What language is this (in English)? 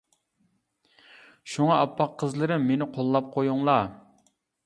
Uyghur